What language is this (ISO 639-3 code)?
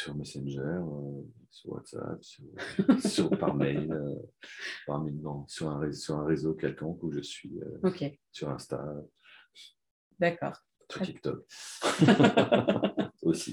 fra